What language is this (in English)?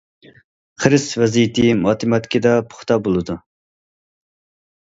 Uyghur